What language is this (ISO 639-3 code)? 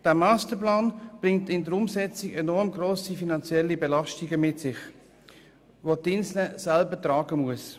gsw